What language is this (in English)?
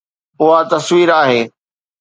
Sindhi